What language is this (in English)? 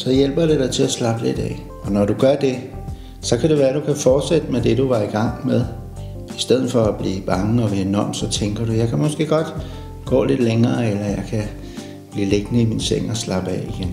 Danish